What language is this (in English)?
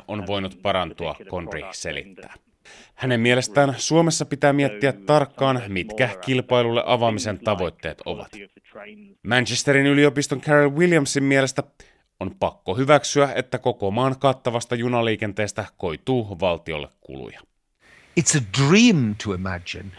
Finnish